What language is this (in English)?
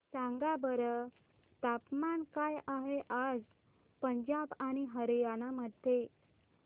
Marathi